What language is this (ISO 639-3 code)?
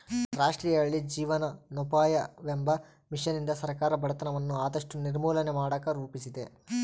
kan